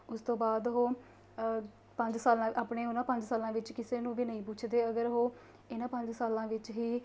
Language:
Punjabi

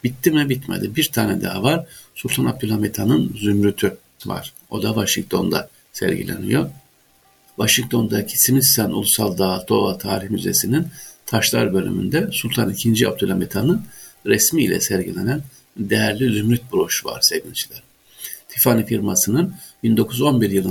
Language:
Turkish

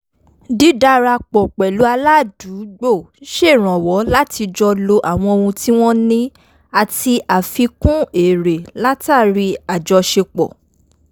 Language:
Yoruba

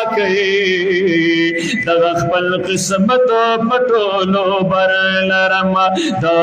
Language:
Arabic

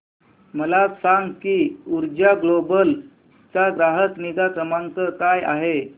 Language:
Marathi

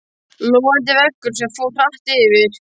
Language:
Icelandic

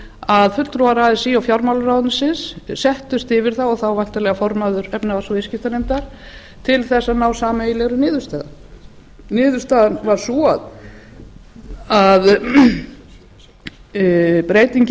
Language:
Icelandic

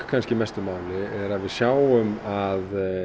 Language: Icelandic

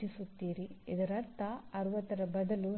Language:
Kannada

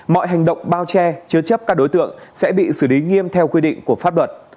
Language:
Vietnamese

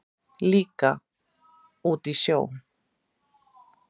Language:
Icelandic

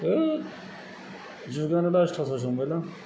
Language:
Bodo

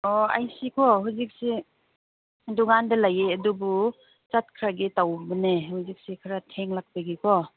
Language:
Manipuri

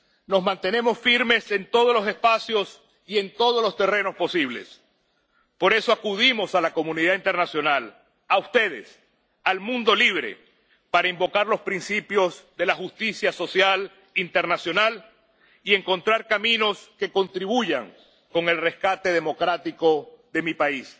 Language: Spanish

